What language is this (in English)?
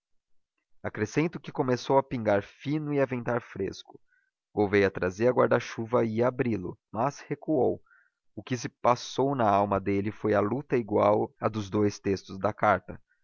Portuguese